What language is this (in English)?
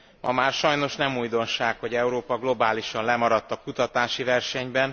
Hungarian